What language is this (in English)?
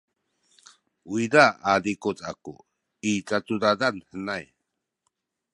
Sakizaya